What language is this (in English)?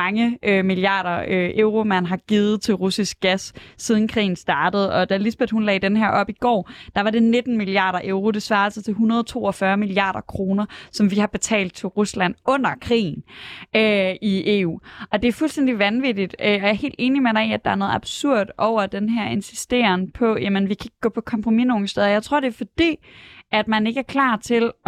Danish